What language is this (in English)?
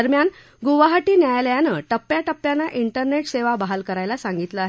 Marathi